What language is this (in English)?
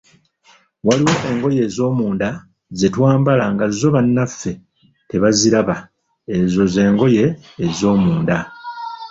Ganda